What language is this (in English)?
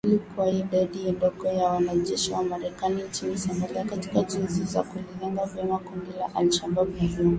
Swahili